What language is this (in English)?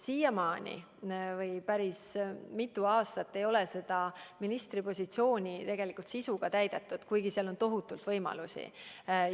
Estonian